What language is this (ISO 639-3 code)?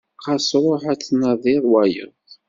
kab